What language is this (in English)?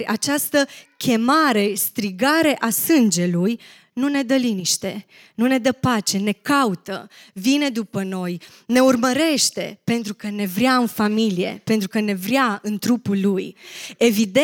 Romanian